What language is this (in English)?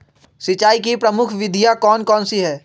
Magahi